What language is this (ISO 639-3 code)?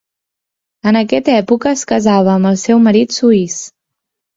cat